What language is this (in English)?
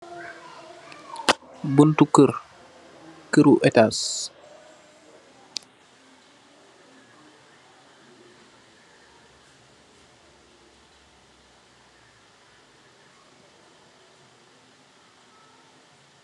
Wolof